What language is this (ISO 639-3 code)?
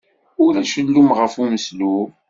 kab